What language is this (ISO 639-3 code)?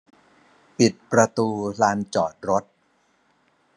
tha